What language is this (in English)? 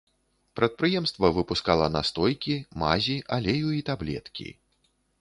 Belarusian